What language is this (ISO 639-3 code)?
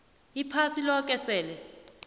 nbl